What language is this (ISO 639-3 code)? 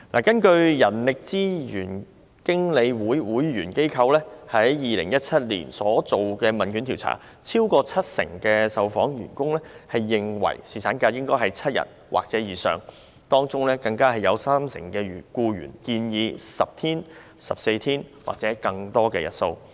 yue